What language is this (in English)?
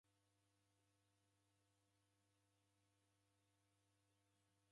Taita